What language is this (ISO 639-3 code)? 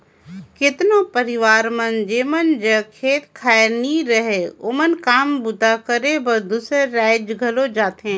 hne